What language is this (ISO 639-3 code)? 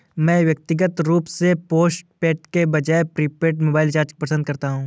hin